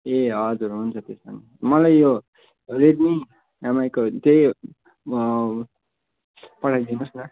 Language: Nepali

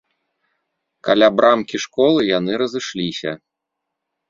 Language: Belarusian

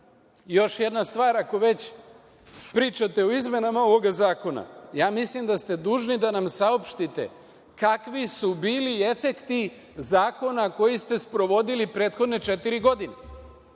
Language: Serbian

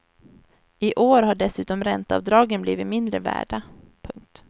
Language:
Swedish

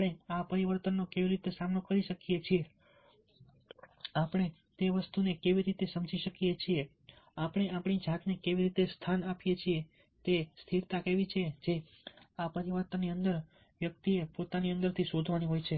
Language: Gujarati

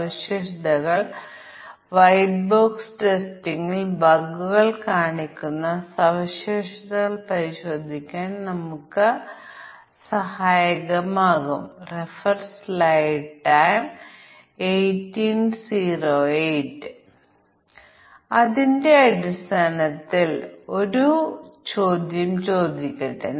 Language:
Malayalam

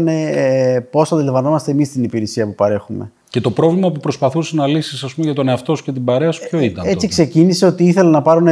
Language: Greek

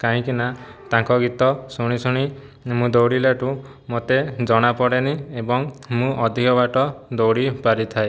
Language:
Odia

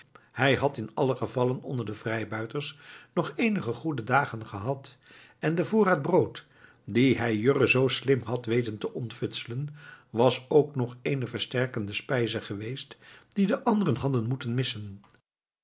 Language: Dutch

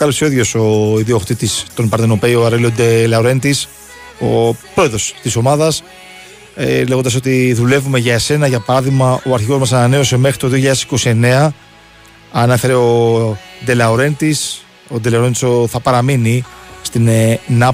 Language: Greek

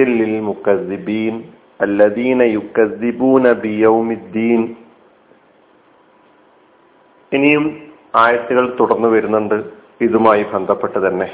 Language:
Malayalam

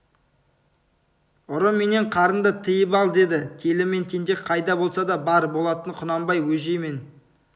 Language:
Kazakh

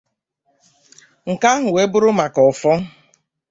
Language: Igbo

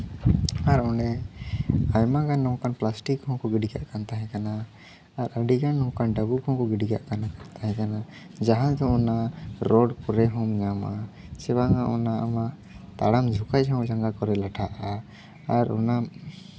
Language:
Santali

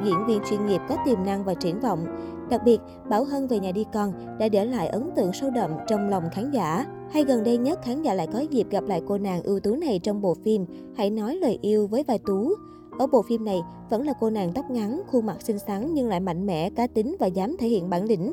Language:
Vietnamese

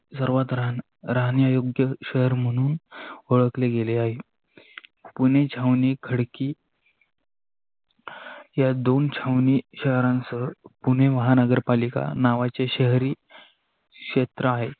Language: Marathi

